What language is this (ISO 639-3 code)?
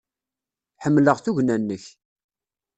kab